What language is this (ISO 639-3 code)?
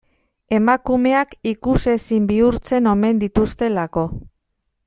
eus